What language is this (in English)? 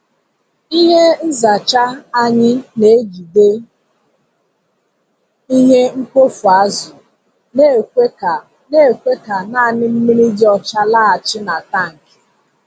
Igbo